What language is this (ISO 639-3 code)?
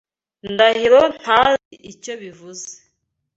kin